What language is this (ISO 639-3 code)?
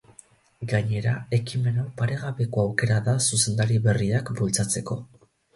eus